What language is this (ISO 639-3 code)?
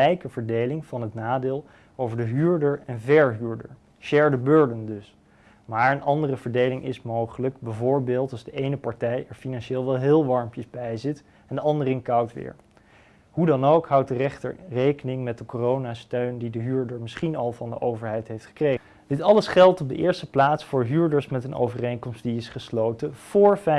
nld